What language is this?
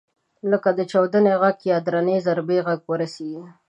Pashto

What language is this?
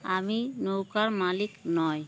Bangla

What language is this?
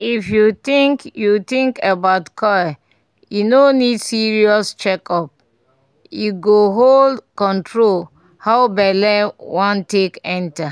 Nigerian Pidgin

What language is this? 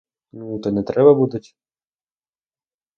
Ukrainian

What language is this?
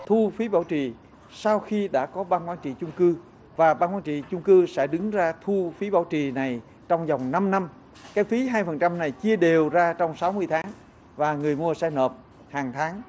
Vietnamese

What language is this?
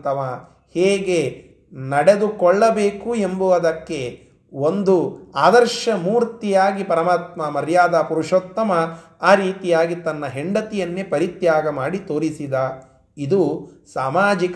Kannada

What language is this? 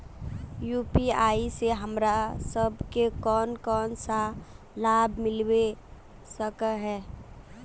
Magahi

